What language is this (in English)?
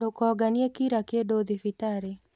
Kikuyu